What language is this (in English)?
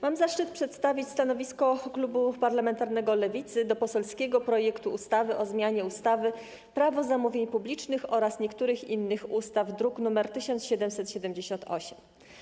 Polish